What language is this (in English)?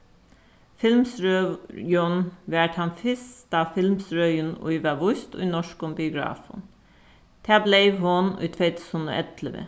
Faroese